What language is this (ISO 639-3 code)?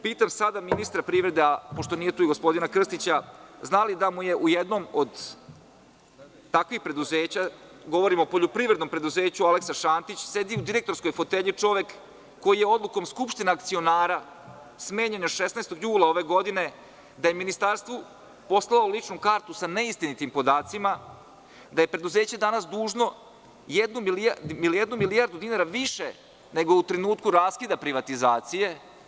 srp